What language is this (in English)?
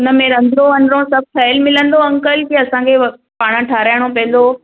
Sindhi